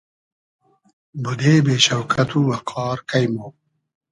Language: Hazaragi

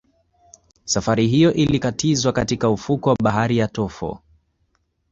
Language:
Swahili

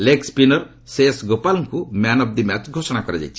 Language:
Odia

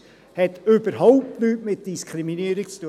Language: Swiss German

